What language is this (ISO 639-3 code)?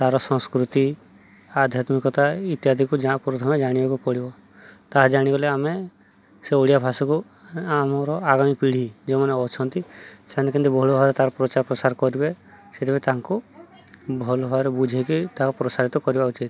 ori